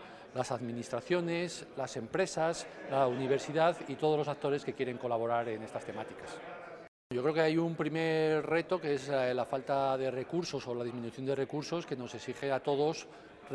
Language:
Spanish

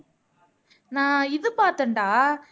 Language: Tamil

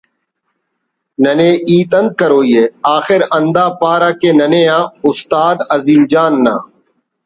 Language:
Brahui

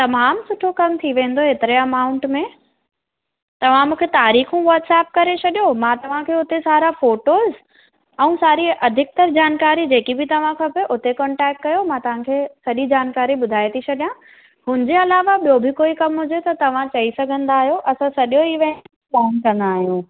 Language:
Sindhi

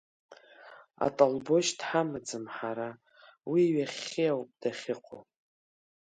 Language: Abkhazian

